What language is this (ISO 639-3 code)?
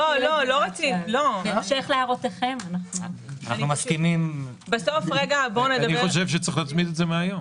heb